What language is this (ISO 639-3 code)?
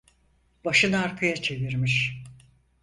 tur